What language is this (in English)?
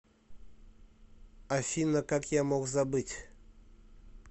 Russian